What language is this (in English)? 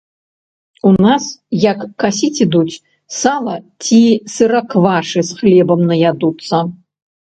Belarusian